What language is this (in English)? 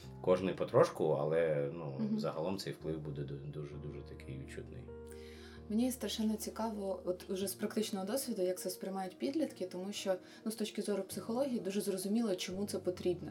Ukrainian